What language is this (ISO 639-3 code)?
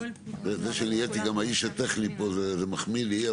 heb